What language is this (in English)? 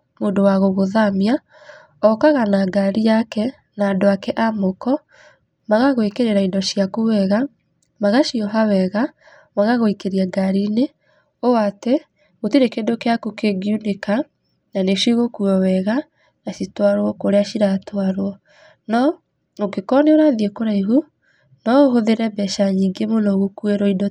Kikuyu